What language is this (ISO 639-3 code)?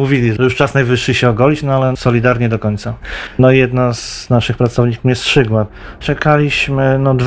pol